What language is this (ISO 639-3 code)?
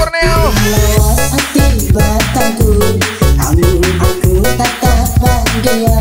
ind